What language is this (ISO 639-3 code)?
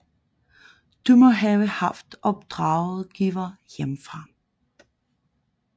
dan